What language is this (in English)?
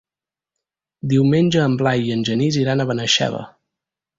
Catalan